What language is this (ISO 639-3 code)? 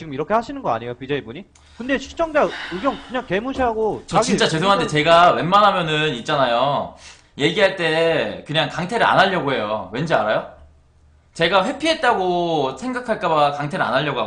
kor